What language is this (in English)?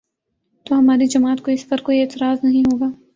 Urdu